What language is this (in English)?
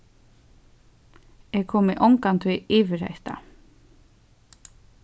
Faroese